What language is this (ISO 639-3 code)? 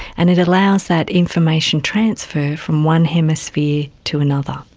eng